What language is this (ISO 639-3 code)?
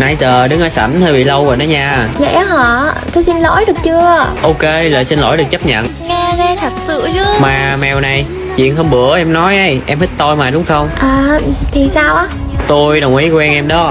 vie